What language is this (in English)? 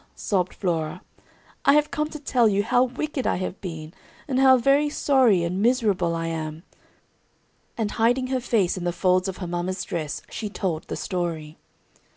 English